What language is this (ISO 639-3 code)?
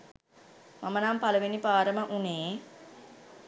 sin